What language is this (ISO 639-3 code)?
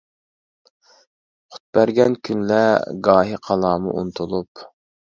uig